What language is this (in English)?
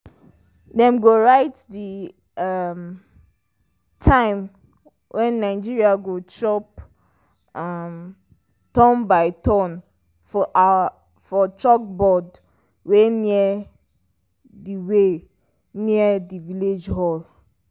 Nigerian Pidgin